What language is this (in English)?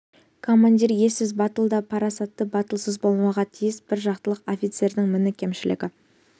Kazakh